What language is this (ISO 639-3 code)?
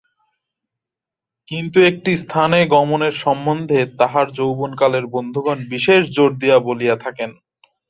ben